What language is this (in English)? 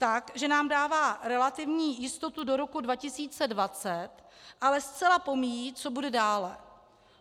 Czech